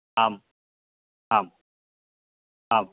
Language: Sanskrit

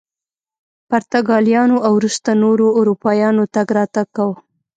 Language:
Pashto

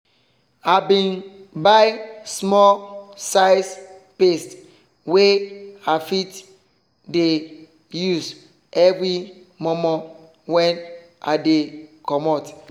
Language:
Nigerian Pidgin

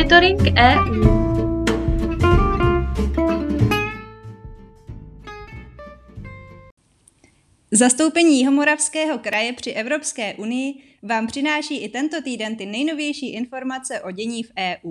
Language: Czech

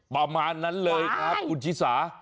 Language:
Thai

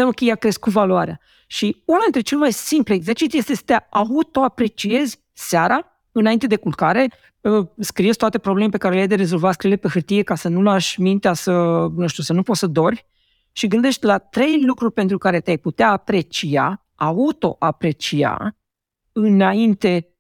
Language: Romanian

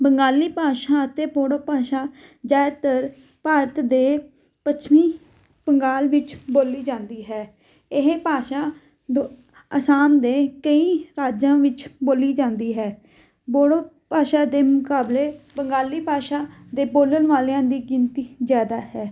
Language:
Punjabi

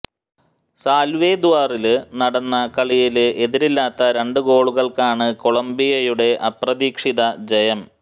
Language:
Malayalam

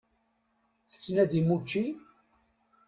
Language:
Kabyle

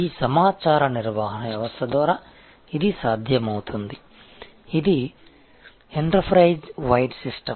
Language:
Telugu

